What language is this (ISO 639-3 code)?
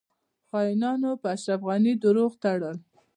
pus